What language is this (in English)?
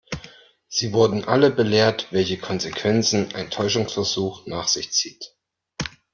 German